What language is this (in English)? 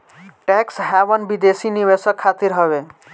Bhojpuri